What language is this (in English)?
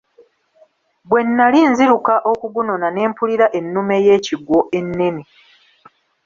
Ganda